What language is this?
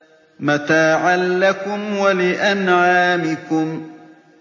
Arabic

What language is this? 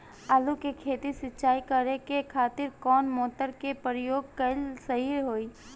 Bhojpuri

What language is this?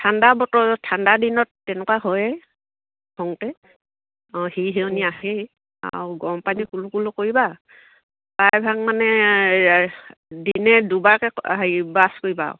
Assamese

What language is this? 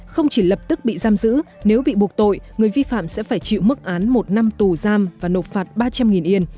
Vietnamese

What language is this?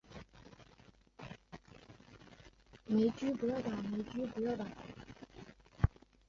Chinese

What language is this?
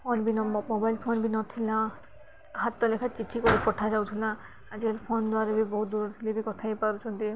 Odia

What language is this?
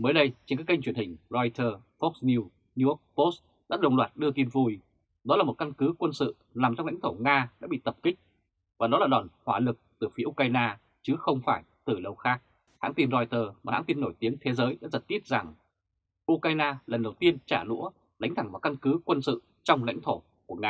Vietnamese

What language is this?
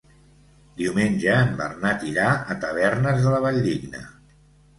Catalan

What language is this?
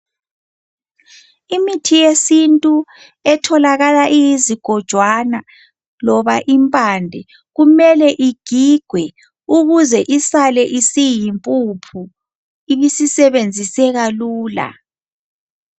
North Ndebele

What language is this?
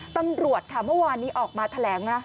Thai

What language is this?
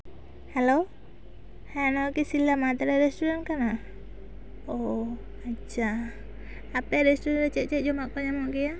Santali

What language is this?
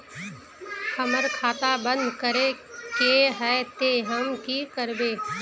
Magahi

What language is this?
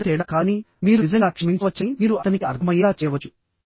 Telugu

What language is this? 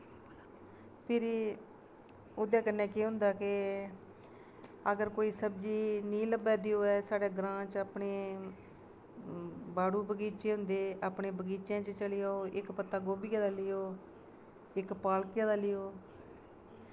Dogri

